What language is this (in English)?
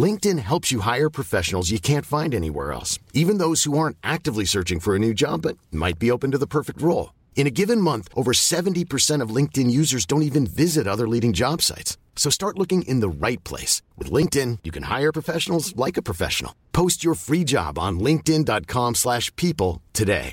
Filipino